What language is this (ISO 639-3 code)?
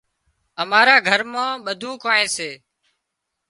kxp